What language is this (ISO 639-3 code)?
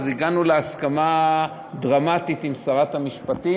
heb